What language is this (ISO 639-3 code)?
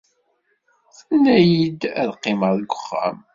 kab